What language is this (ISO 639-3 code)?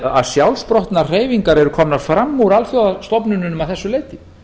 isl